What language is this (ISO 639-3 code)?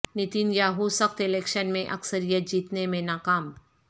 urd